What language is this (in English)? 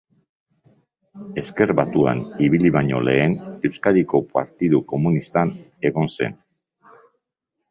Basque